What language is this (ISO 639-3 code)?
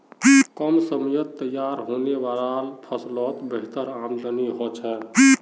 mag